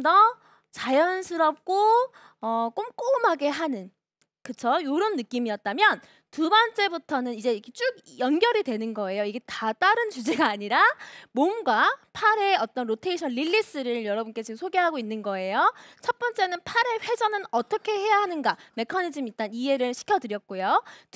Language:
Korean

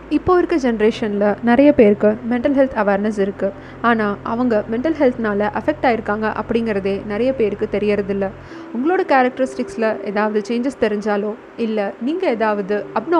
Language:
Tamil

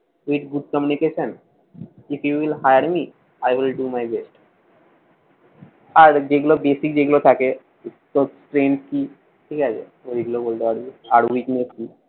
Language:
Bangla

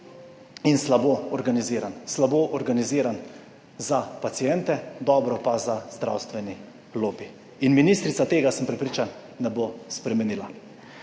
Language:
Slovenian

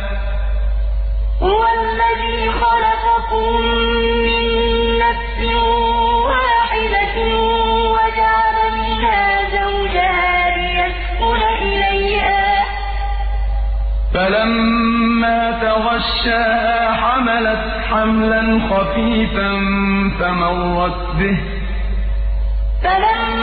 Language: Arabic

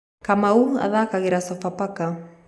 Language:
Kikuyu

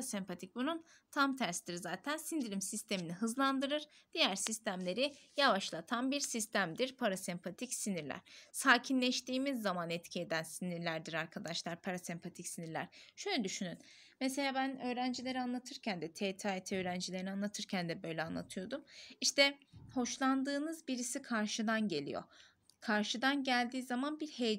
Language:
Turkish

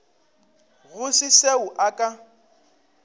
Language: Northern Sotho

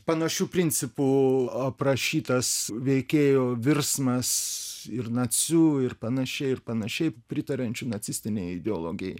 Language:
Lithuanian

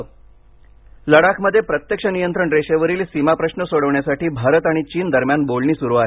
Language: Marathi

